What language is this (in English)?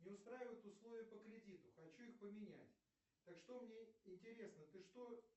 Russian